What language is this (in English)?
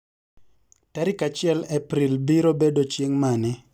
Luo (Kenya and Tanzania)